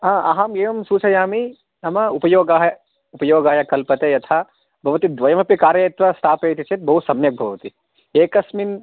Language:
Sanskrit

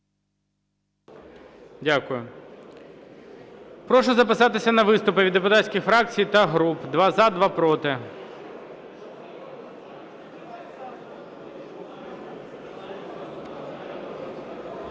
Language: Ukrainian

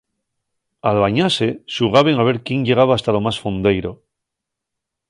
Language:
Asturian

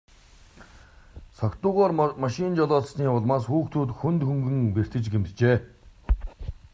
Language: Mongolian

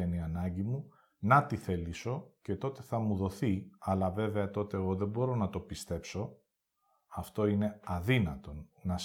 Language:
Greek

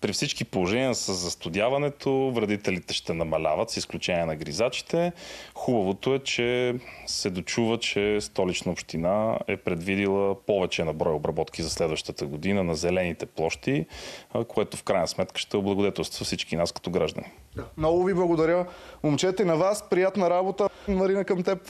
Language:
Bulgarian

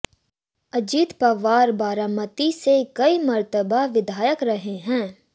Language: Hindi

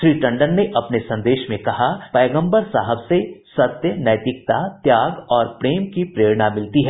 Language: Hindi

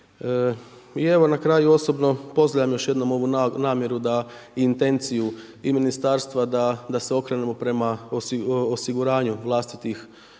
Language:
Croatian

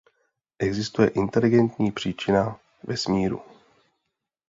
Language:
Czech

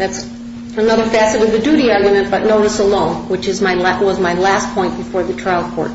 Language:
English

